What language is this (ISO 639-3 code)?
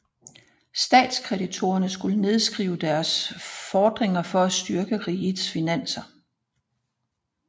dan